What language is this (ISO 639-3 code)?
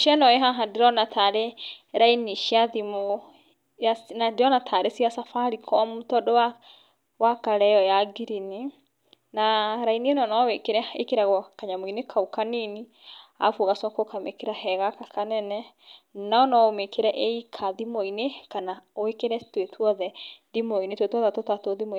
kik